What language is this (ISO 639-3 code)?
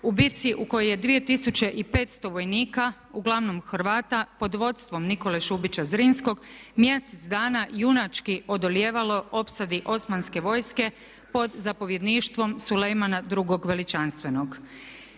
hrv